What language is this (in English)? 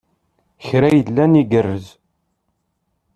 Kabyle